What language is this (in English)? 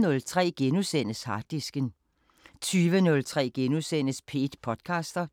Danish